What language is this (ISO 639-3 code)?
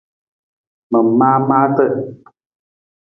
nmz